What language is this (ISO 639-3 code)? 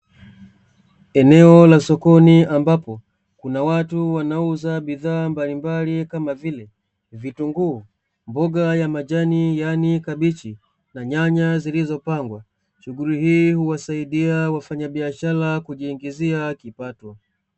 swa